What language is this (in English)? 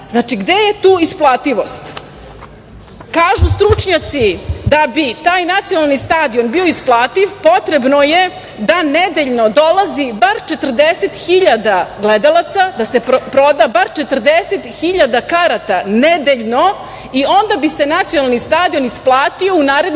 Serbian